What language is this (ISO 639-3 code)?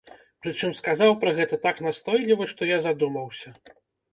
bel